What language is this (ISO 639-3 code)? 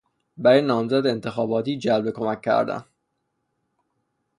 fas